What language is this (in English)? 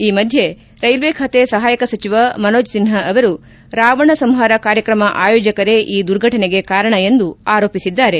Kannada